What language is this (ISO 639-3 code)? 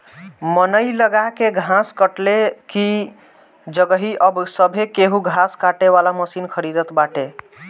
bho